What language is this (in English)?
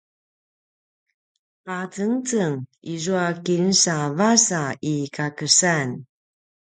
Paiwan